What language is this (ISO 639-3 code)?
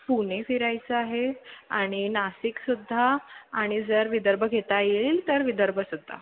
mar